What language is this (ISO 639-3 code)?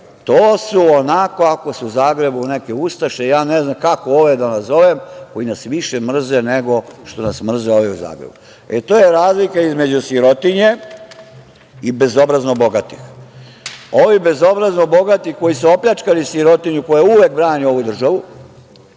srp